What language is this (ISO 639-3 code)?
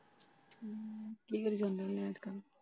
pan